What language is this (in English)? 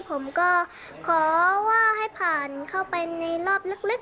Thai